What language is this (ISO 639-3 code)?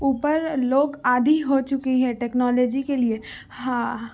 urd